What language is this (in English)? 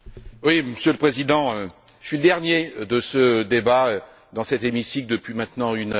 French